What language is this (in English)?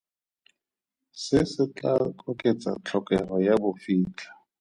Tswana